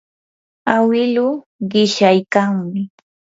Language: Yanahuanca Pasco Quechua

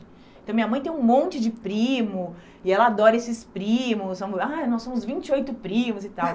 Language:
Portuguese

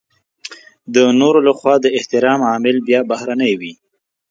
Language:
Pashto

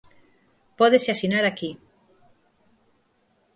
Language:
Galician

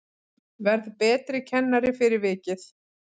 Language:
Icelandic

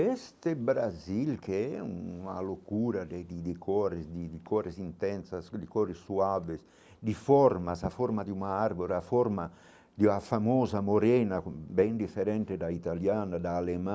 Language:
Portuguese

